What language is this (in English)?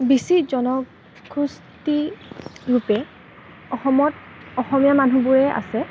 Assamese